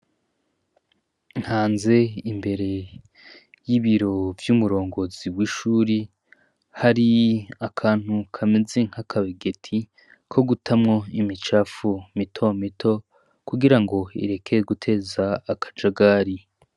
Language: Rundi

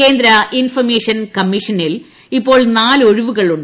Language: Malayalam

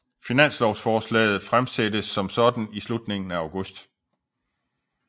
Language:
Danish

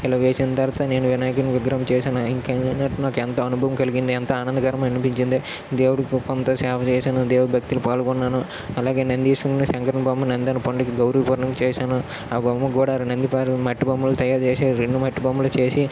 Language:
Telugu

